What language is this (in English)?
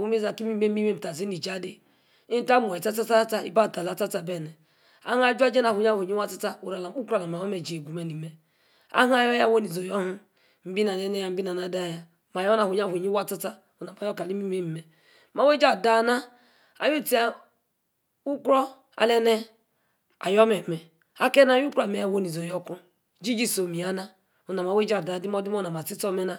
Yace